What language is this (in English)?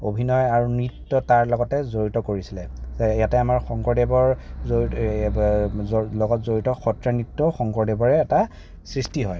Assamese